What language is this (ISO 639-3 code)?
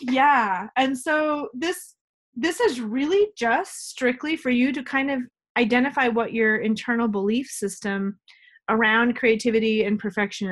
eng